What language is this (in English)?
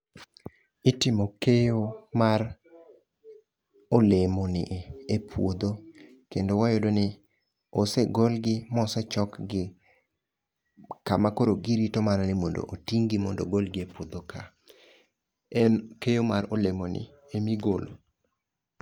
Luo (Kenya and Tanzania)